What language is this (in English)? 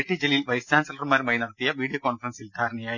Malayalam